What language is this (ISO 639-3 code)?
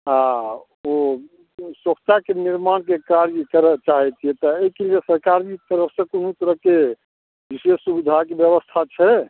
mai